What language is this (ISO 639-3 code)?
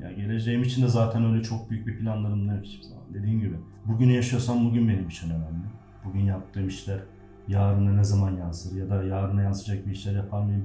tur